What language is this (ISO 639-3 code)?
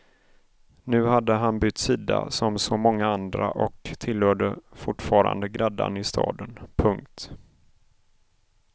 swe